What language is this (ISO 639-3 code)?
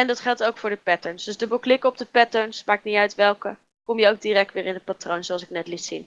nld